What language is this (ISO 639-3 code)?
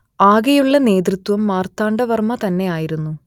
mal